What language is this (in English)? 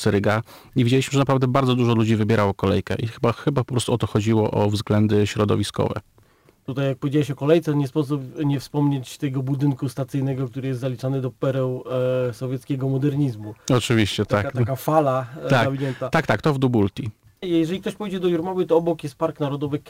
Polish